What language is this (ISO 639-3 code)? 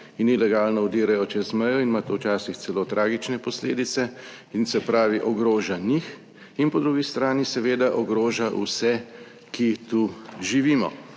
slv